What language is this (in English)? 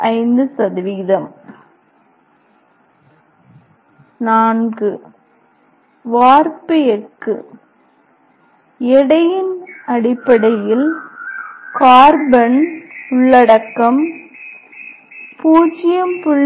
Tamil